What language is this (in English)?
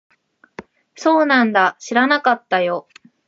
Japanese